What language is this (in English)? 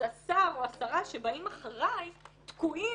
Hebrew